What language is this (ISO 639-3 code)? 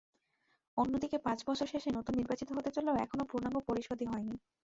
ben